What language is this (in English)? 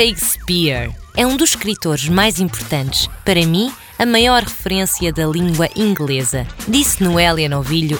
Portuguese